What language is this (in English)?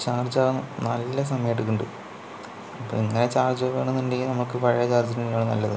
Malayalam